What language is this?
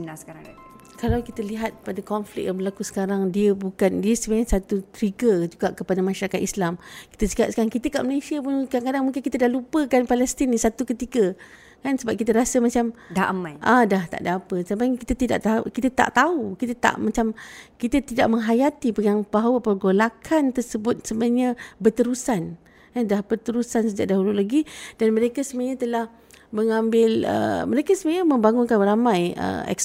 Malay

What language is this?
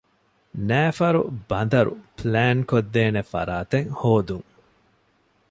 Divehi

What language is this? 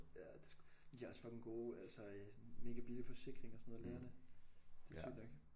Danish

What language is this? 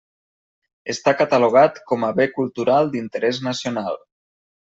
Catalan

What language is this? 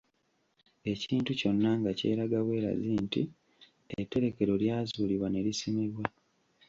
Ganda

